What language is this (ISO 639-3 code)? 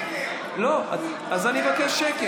heb